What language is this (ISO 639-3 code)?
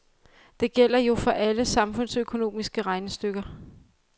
dan